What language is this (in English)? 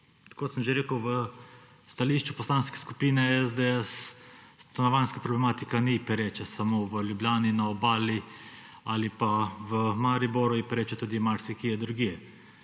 Slovenian